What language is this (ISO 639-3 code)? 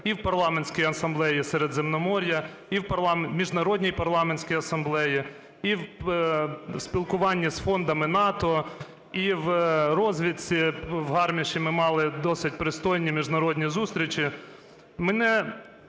ukr